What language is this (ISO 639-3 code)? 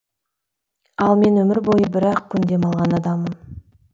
kaz